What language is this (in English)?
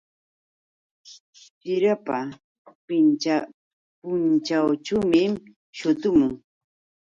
Yauyos Quechua